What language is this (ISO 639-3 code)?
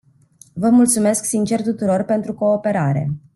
ron